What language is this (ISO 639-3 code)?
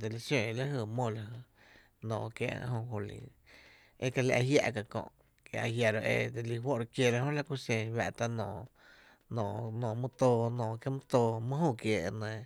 cte